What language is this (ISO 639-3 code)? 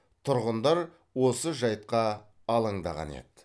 kaz